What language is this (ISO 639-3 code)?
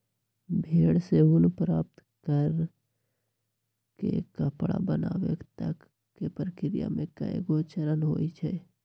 mag